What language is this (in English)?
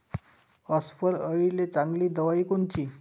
Marathi